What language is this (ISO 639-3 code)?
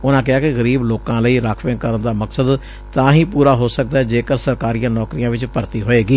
pan